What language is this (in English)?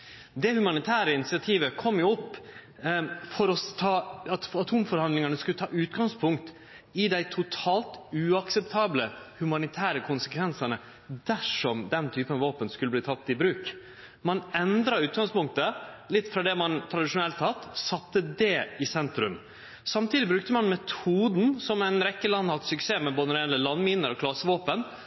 Norwegian Nynorsk